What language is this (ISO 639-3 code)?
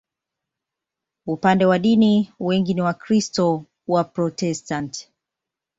swa